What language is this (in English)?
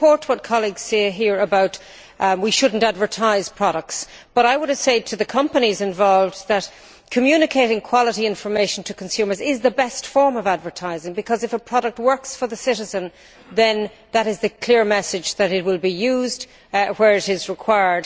English